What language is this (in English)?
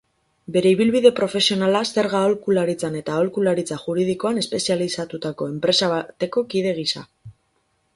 Basque